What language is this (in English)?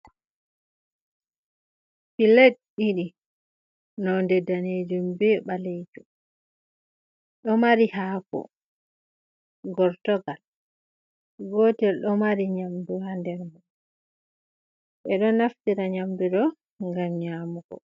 Fula